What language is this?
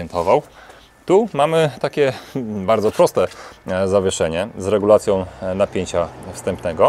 Polish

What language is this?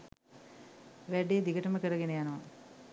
Sinhala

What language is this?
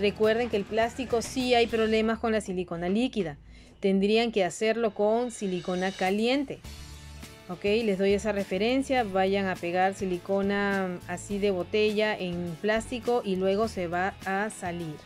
Spanish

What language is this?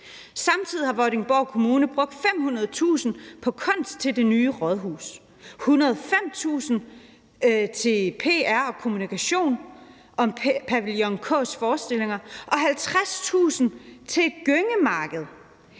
Danish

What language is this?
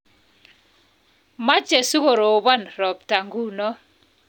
Kalenjin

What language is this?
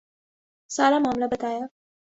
Urdu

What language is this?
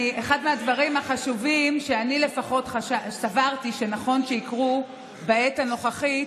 Hebrew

